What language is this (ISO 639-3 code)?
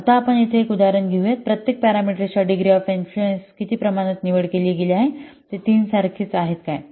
mar